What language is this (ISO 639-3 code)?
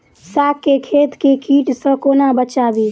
mai